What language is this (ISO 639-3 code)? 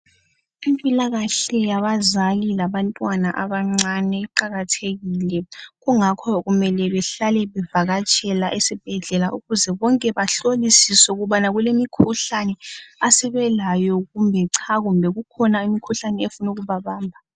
nde